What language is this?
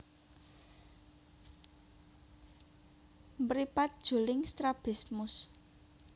Javanese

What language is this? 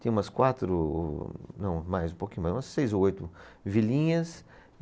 Portuguese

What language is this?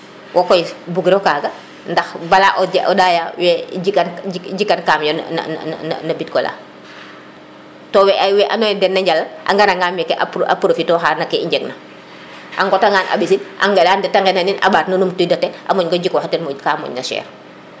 Serer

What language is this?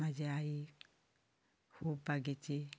Konkani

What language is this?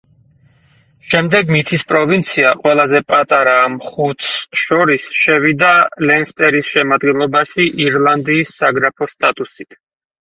Georgian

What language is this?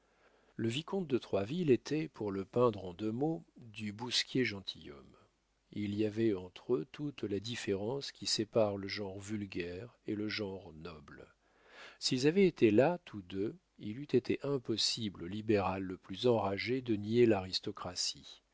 French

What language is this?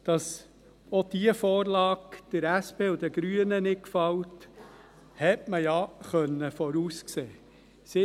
Swiss German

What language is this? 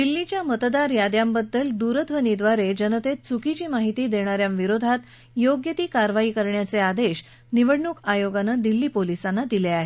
Marathi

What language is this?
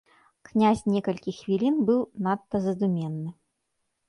Belarusian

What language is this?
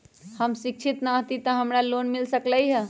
Magahi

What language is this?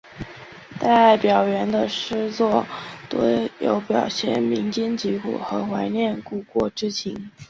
Chinese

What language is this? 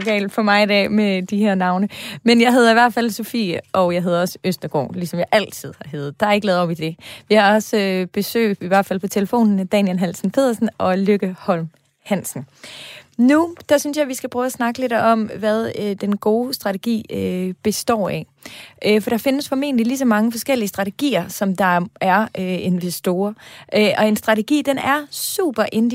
Danish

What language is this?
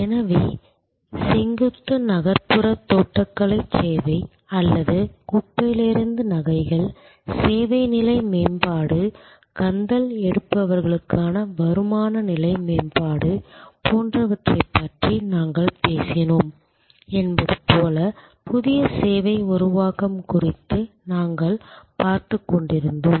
Tamil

